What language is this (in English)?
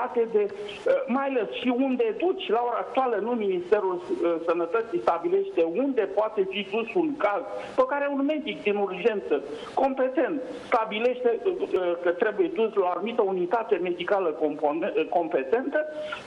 Romanian